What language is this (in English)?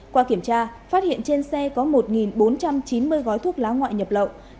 Vietnamese